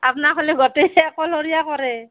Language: Assamese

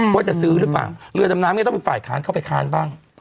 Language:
Thai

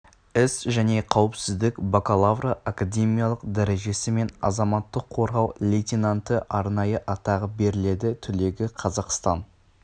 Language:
Kazakh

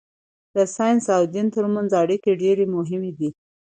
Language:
Pashto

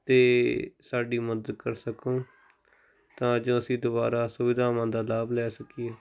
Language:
Punjabi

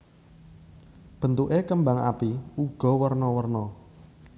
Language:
Javanese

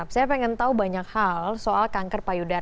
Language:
Indonesian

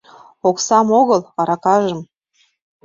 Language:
Mari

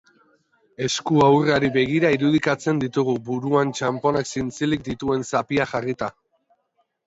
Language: Basque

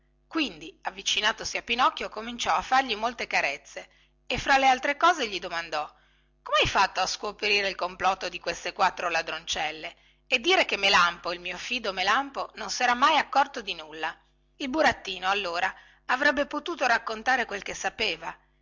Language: Italian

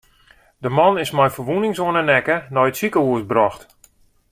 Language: Western Frisian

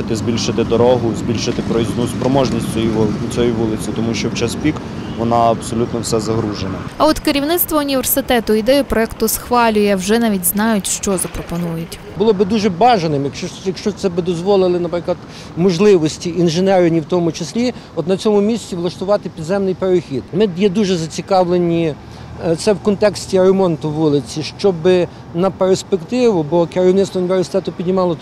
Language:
Ukrainian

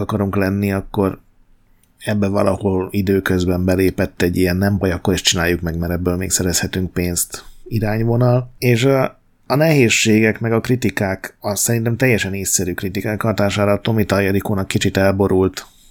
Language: Hungarian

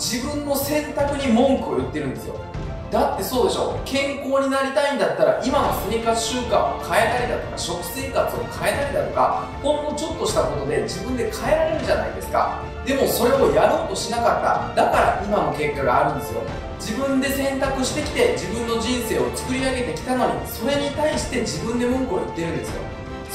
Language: Japanese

